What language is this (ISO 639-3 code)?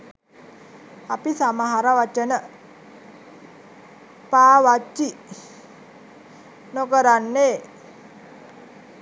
sin